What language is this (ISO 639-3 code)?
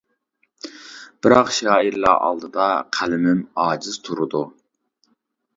uig